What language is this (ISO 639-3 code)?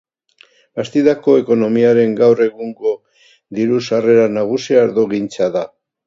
eus